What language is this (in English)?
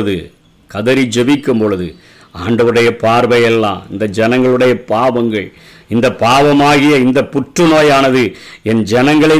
Tamil